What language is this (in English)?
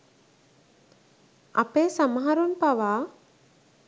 Sinhala